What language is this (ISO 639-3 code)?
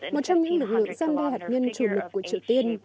vie